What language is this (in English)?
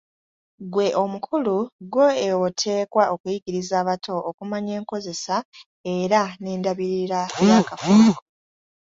Ganda